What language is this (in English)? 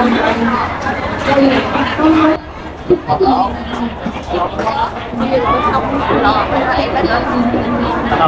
Vietnamese